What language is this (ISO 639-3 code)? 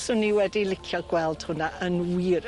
cym